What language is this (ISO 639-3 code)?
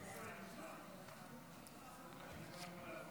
heb